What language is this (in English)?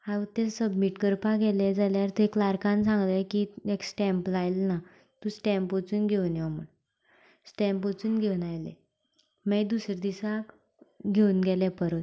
Konkani